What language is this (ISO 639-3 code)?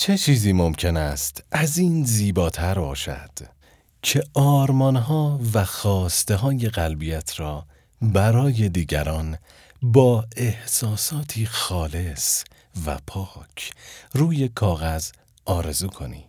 fas